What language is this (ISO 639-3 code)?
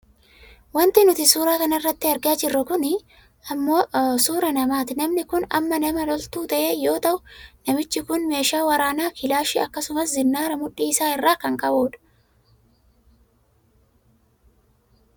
orm